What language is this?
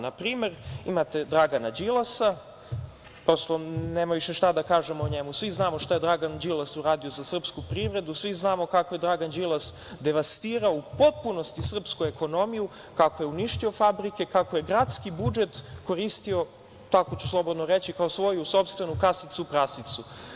Serbian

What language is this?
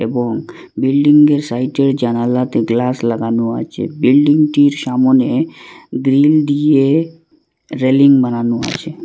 Bangla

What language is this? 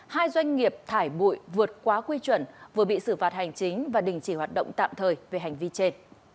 Vietnamese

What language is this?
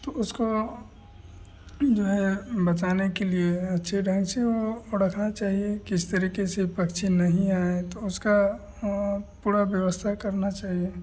Hindi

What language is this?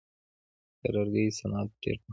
Pashto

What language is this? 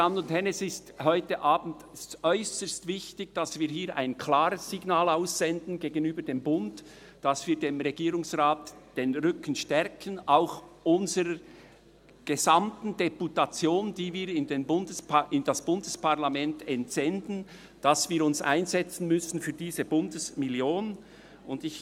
Swiss German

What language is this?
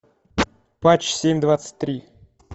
Russian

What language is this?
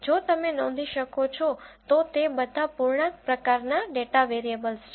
Gujarati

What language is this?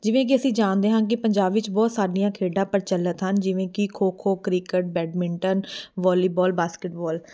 Punjabi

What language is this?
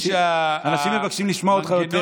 Hebrew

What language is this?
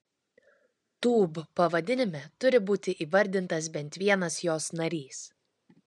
Lithuanian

